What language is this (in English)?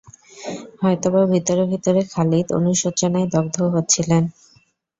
Bangla